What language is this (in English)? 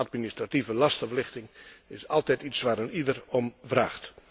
Dutch